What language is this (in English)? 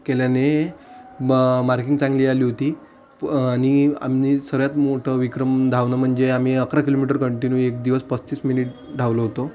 Marathi